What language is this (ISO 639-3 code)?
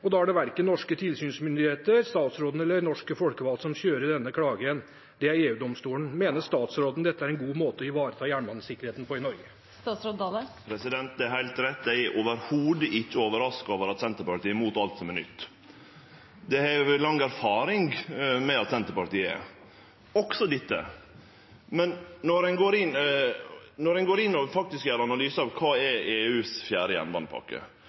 nor